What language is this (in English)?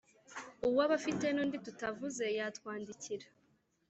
Kinyarwanda